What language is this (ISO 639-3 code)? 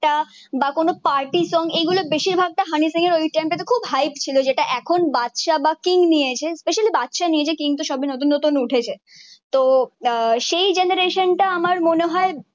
ben